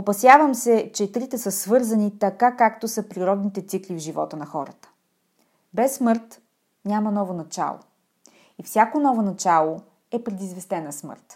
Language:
Bulgarian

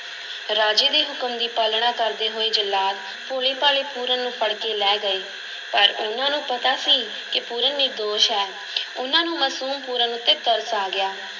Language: Punjabi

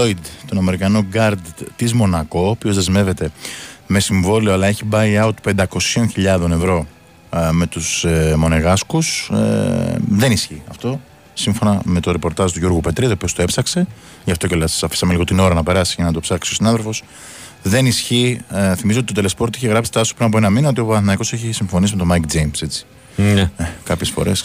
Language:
Greek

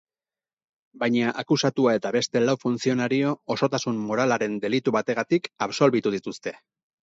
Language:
Basque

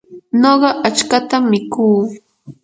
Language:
Yanahuanca Pasco Quechua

